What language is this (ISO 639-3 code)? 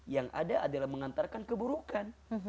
ind